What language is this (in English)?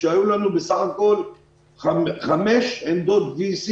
Hebrew